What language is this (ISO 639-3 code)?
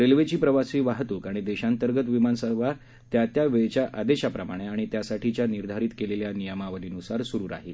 mar